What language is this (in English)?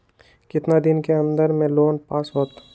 Magahi